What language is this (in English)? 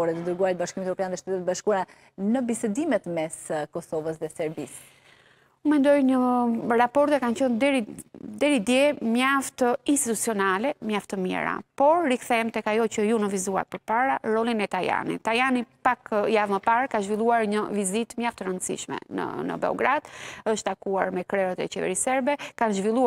Romanian